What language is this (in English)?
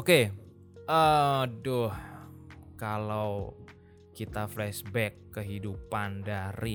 Indonesian